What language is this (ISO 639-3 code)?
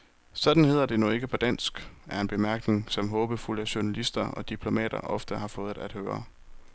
dan